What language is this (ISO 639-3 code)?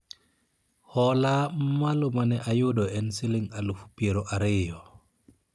luo